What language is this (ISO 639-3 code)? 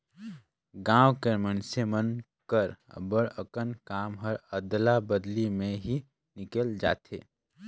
hne